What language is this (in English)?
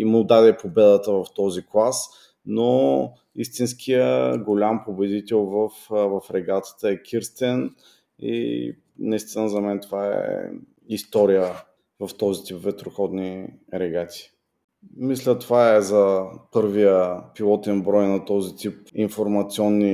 Bulgarian